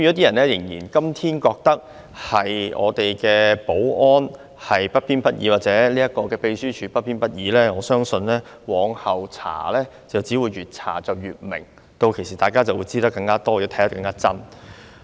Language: Cantonese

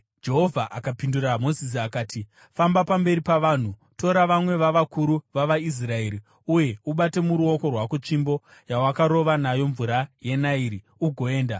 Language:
Shona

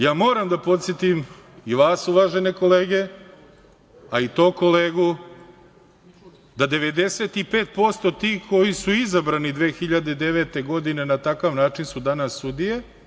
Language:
Serbian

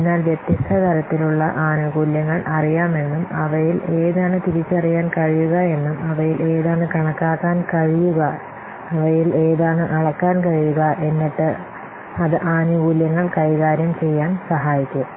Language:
Malayalam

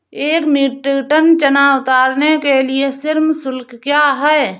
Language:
Hindi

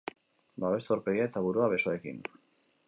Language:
Basque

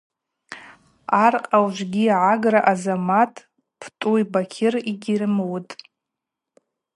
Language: Abaza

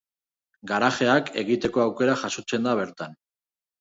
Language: Basque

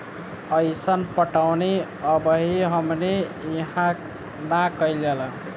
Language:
Bhojpuri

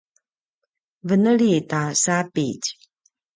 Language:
Paiwan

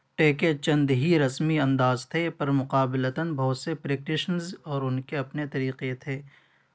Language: Urdu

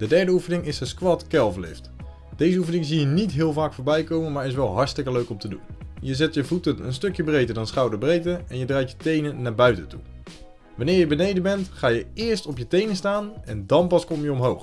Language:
Dutch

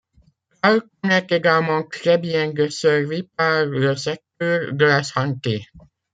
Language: French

